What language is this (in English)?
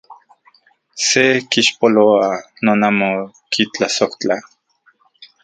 Central Puebla Nahuatl